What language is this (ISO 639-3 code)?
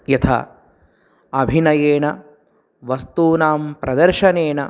san